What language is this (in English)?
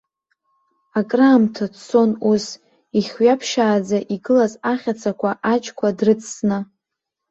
Abkhazian